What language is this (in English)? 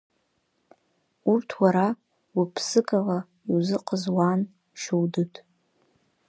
Abkhazian